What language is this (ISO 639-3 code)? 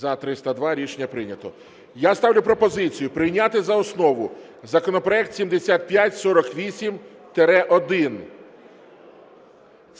ukr